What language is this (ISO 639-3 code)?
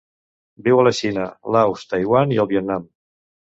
cat